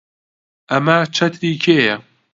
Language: Central Kurdish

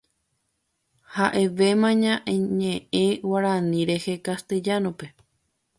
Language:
Guarani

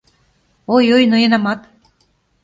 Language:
Mari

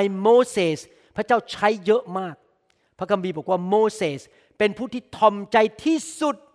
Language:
Thai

